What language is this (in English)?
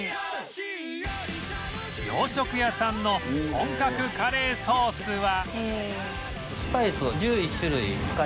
Japanese